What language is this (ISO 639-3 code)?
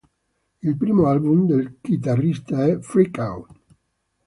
ita